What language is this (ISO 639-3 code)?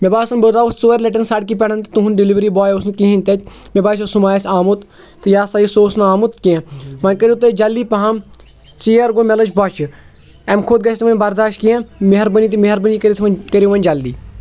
kas